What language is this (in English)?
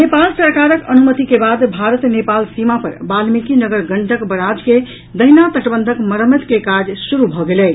Maithili